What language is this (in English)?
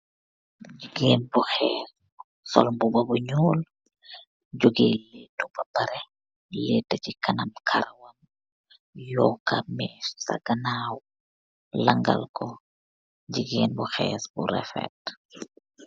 Wolof